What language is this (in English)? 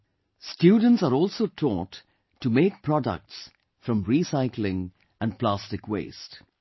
English